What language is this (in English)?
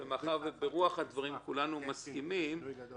Hebrew